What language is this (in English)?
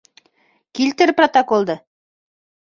Bashkir